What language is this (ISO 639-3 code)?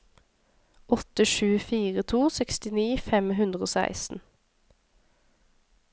nor